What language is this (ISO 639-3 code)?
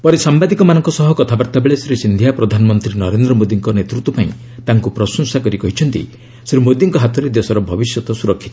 ori